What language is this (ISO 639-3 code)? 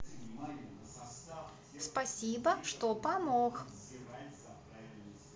rus